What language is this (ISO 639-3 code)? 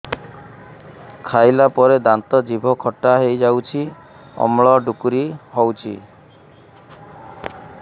ori